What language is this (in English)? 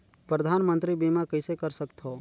Chhattisgarhi